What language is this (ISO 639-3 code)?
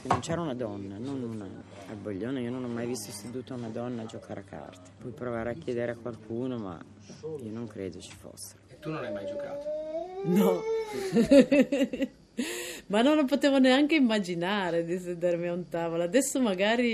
ita